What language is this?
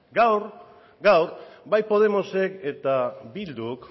Basque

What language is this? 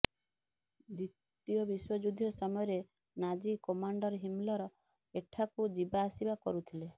Odia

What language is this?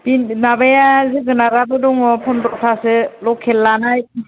Bodo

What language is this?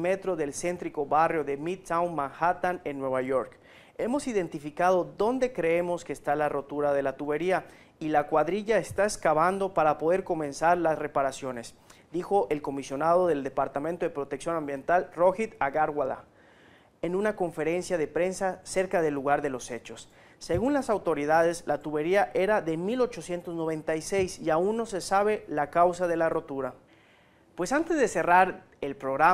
Spanish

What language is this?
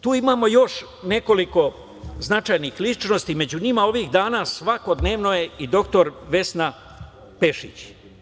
Serbian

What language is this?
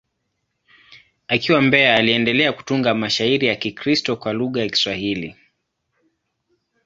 Swahili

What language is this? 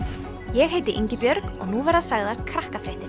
Icelandic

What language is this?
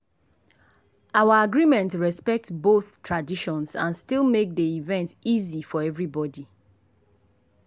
Nigerian Pidgin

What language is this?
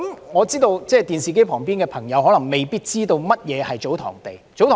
Cantonese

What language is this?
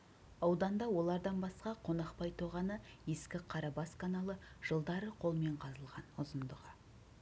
Kazakh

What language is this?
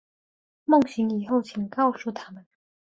Chinese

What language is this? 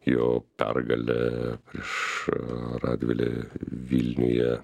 Lithuanian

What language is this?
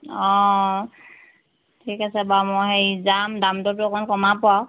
Assamese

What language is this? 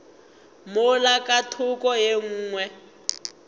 Northern Sotho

